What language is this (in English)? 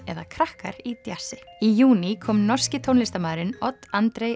Icelandic